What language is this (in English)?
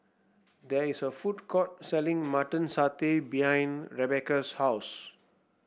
English